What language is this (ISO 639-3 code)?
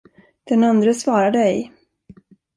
swe